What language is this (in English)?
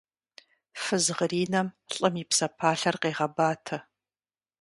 Kabardian